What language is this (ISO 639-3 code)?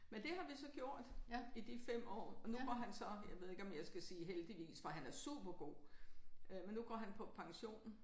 dan